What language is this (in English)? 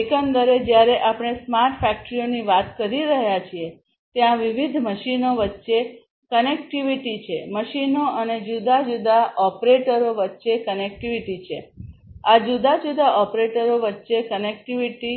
Gujarati